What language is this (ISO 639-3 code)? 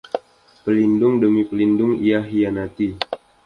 ind